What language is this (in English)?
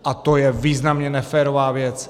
Czech